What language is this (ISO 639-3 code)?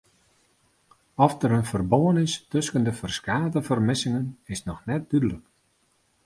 fry